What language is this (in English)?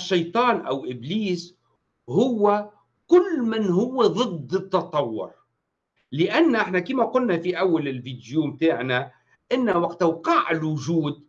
Arabic